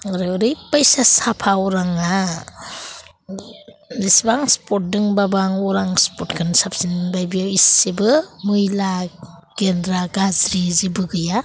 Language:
Bodo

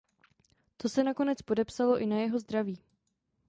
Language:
Czech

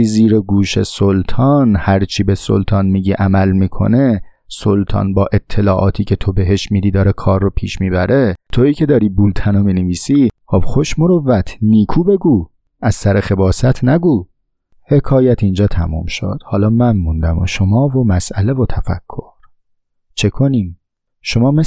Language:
Persian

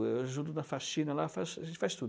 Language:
Portuguese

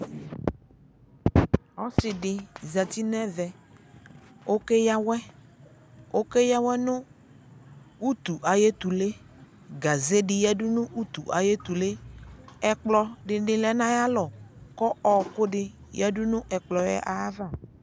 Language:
Ikposo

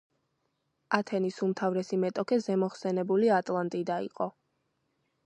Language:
Georgian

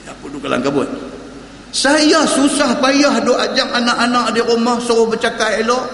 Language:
Malay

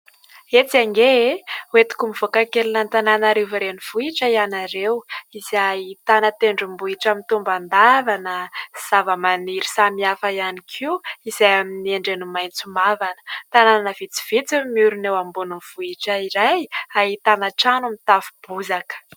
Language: Malagasy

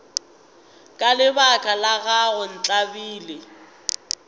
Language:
Northern Sotho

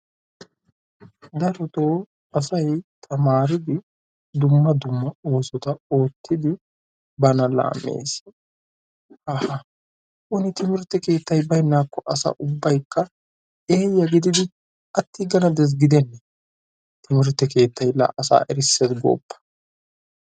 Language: Wolaytta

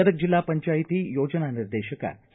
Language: Kannada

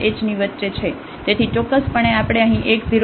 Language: Gujarati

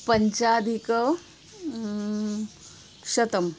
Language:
Sanskrit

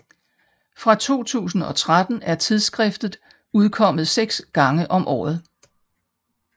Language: Danish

